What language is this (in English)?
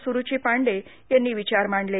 Marathi